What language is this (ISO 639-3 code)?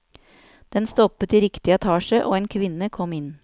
nor